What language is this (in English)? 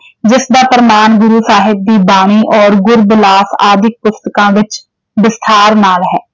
Punjabi